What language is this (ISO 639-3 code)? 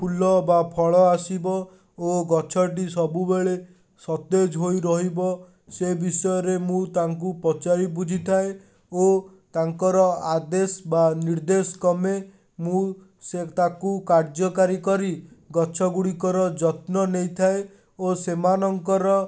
ori